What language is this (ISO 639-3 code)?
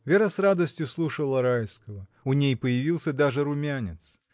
rus